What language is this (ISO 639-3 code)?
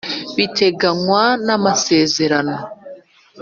kin